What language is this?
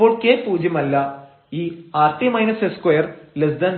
Malayalam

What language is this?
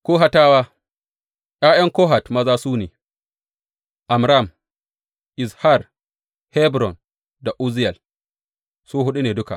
Hausa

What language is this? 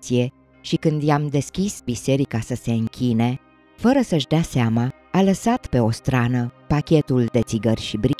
Romanian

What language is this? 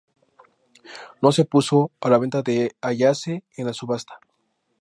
Spanish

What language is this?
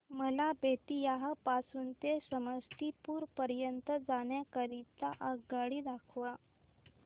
Marathi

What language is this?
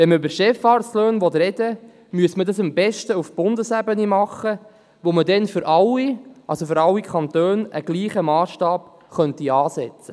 Swiss German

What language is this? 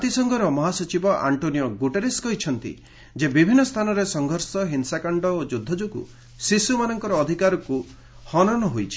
Odia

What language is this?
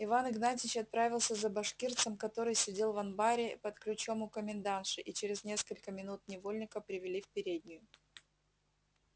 Russian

